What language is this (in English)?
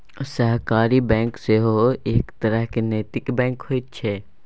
Maithili